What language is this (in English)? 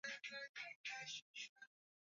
Swahili